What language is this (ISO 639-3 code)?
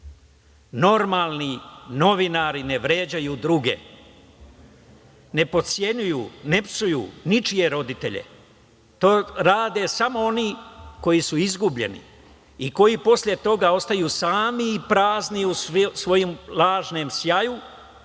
srp